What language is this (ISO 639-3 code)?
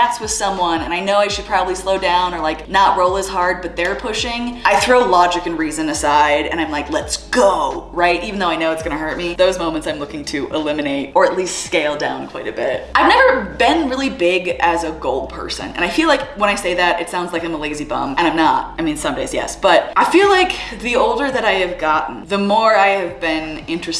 eng